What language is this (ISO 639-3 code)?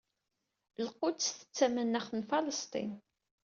kab